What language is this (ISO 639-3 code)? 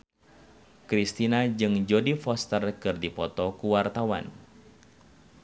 sun